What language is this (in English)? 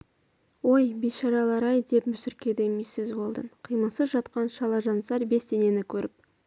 Kazakh